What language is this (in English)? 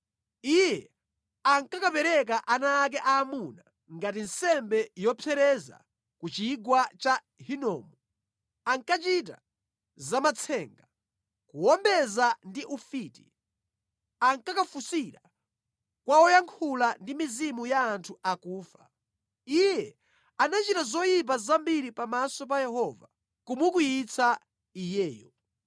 Nyanja